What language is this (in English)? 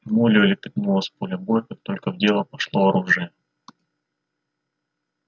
Russian